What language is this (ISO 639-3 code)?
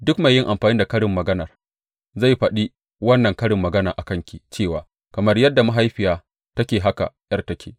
hau